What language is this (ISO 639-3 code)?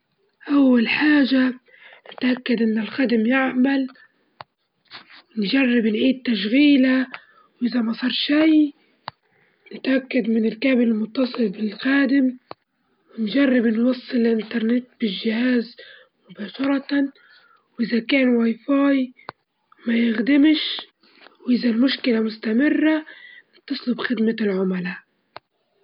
ayl